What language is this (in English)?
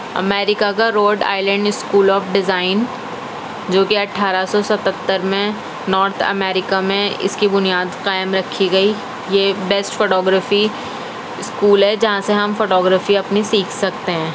Urdu